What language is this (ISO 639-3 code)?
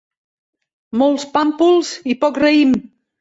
cat